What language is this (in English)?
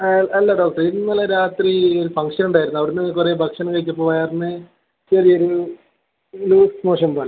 Malayalam